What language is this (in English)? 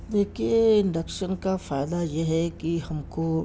Urdu